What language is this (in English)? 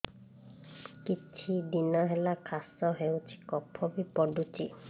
Odia